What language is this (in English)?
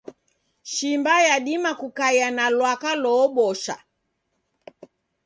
Taita